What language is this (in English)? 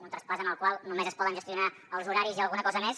Catalan